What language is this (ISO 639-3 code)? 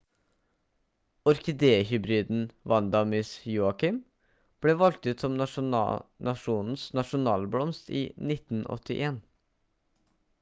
nob